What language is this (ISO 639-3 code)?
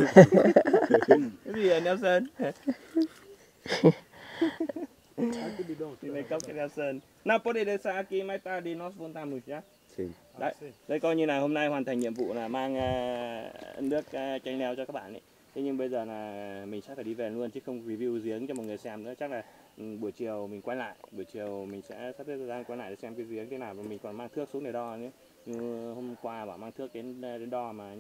vie